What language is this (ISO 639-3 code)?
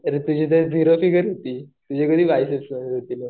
mar